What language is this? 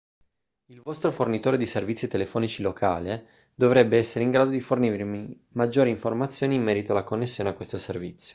Italian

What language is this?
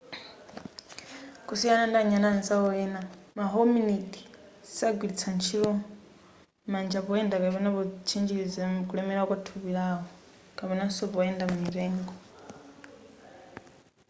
Nyanja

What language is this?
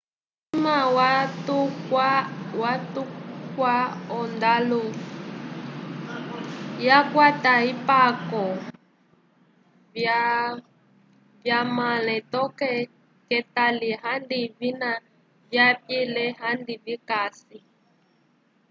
Umbundu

